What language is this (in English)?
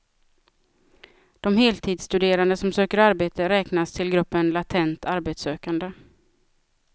Swedish